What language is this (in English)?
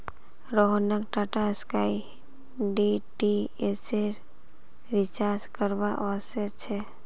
Magahi